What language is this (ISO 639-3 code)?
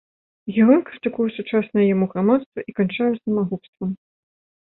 bel